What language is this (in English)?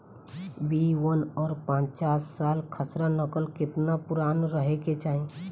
Bhojpuri